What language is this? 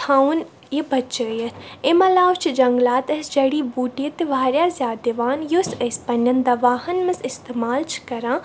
Kashmiri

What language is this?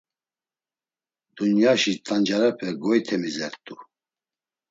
Laz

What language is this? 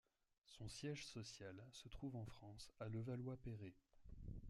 French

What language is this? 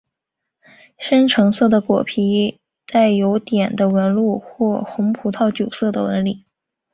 Chinese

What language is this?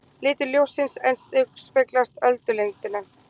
Icelandic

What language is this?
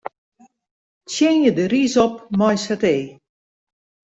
Western Frisian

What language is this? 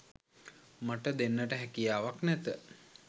Sinhala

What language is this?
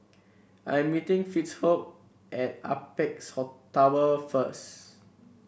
English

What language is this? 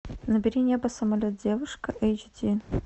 Russian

